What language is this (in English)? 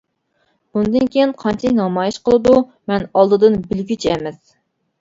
Uyghur